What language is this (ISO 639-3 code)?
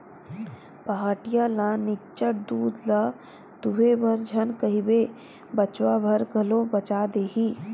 hne